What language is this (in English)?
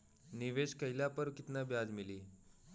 Bhojpuri